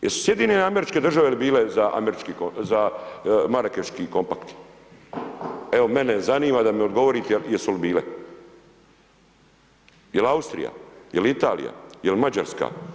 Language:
Croatian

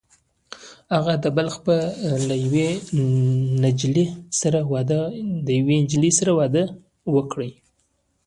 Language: Pashto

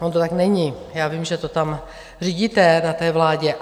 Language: Czech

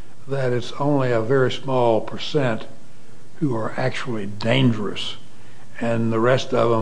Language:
English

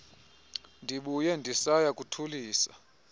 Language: Xhosa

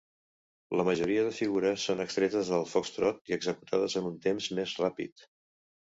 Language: Catalan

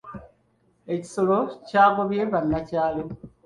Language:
Ganda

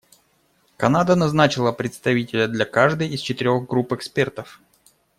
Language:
Russian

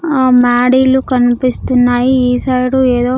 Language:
Telugu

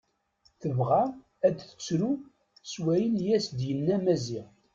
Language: Kabyle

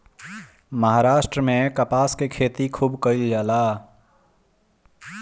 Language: Bhojpuri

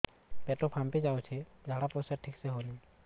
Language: Odia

